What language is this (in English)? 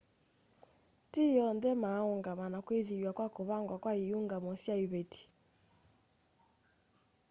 Kamba